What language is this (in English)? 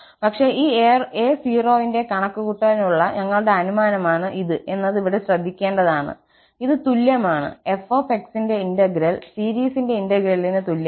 Malayalam